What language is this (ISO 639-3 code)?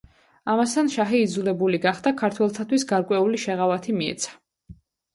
kat